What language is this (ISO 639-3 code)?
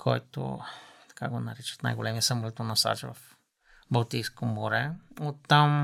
bul